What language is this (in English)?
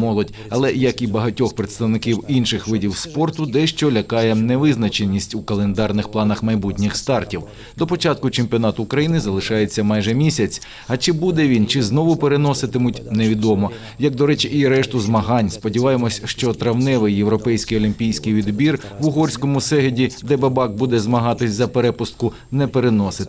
Ukrainian